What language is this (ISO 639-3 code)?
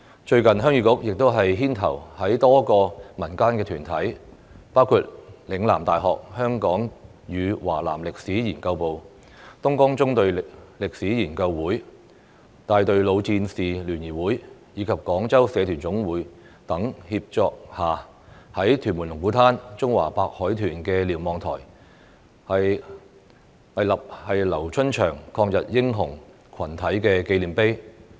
yue